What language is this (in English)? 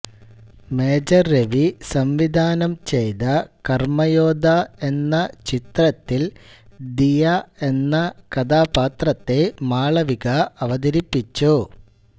Malayalam